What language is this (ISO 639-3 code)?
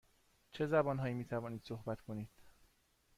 fas